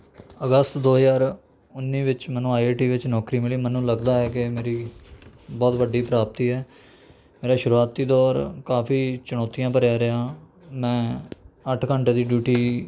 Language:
Punjabi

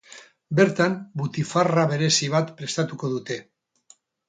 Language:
Basque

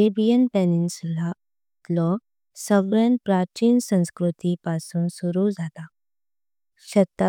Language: Konkani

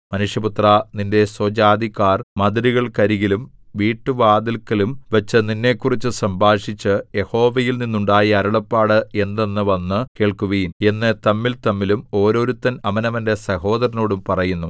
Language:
Malayalam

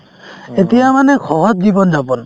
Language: Assamese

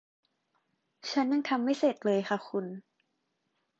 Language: Thai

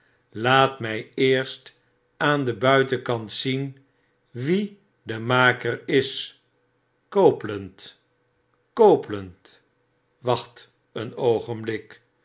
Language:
Dutch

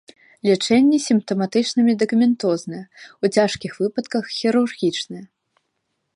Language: Belarusian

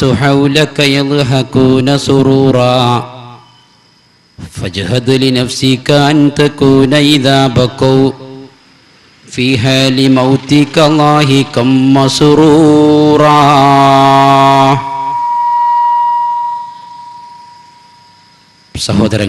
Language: Malayalam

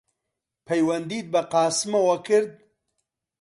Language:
Central Kurdish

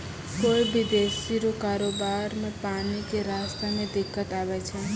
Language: Maithili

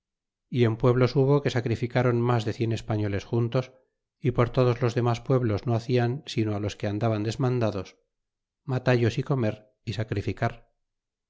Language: Spanish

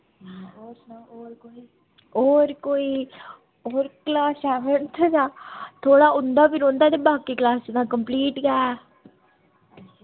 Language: Dogri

